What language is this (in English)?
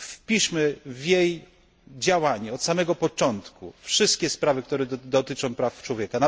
Polish